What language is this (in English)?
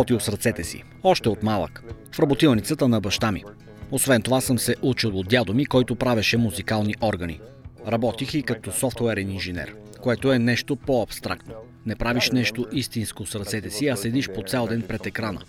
Bulgarian